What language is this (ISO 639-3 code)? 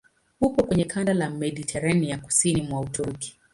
swa